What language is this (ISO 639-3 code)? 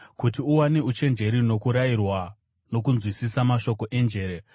sna